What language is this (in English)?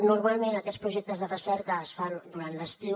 Catalan